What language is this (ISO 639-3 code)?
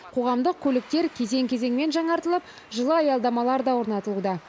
kaz